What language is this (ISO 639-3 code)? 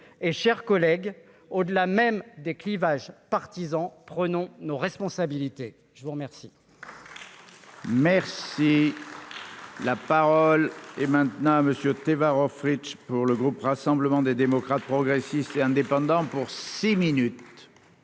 fra